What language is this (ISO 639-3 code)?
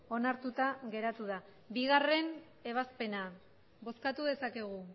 eus